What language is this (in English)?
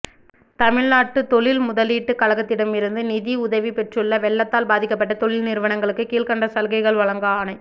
Tamil